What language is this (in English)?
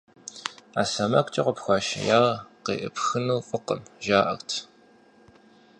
Kabardian